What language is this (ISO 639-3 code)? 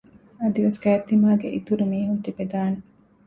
div